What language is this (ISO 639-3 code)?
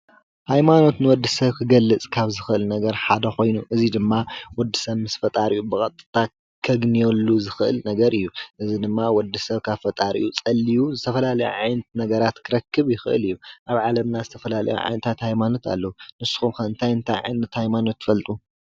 tir